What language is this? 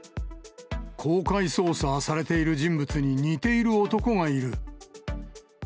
Japanese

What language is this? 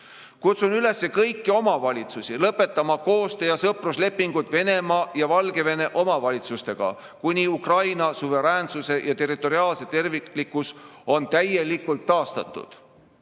Estonian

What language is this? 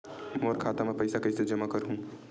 Chhattisgarhi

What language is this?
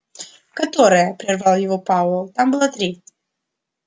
Russian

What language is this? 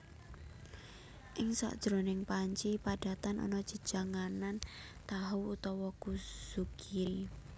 Javanese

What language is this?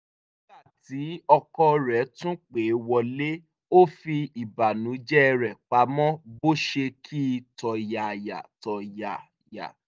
Yoruba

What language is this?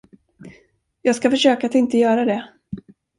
Swedish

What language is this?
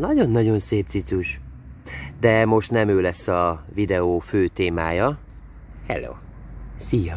Hungarian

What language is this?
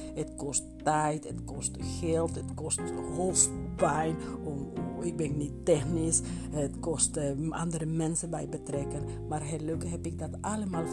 Dutch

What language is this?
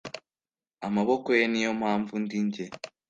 Kinyarwanda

